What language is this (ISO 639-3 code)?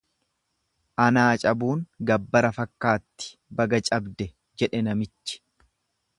orm